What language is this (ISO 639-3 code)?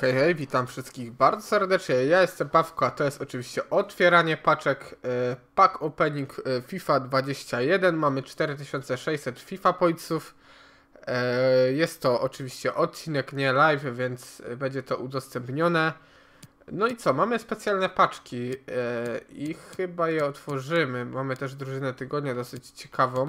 pol